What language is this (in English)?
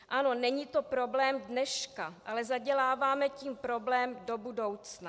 Czech